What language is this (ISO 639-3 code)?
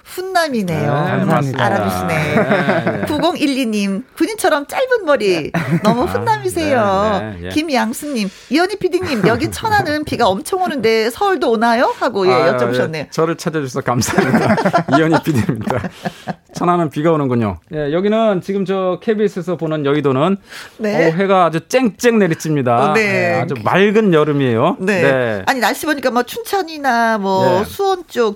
kor